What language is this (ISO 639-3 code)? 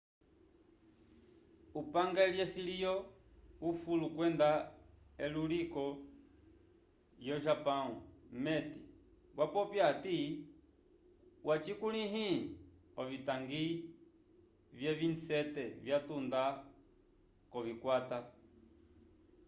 umb